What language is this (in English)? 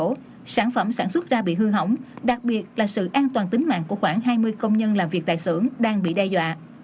Vietnamese